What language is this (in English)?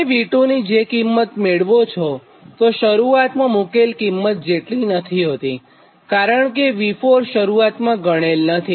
Gujarati